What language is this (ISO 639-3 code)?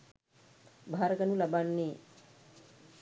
sin